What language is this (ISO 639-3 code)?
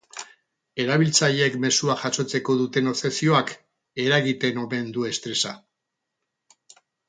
eus